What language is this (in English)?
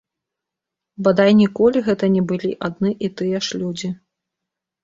Belarusian